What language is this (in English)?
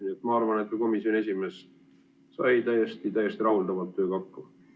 Estonian